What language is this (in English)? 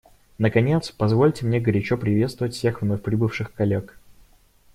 Russian